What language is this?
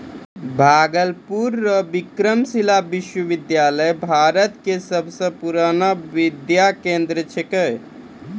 Maithili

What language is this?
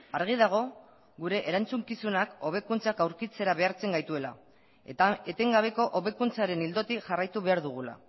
Basque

